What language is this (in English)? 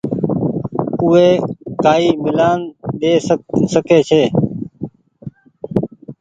Goaria